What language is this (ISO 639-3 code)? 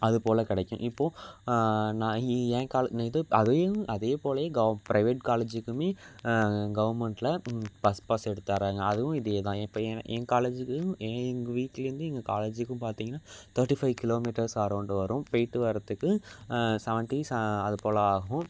tam